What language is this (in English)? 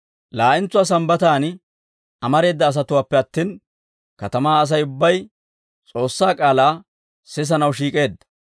Dawro